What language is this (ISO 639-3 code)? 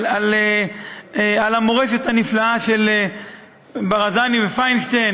heb